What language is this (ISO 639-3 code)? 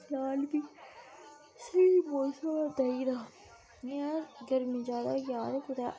doi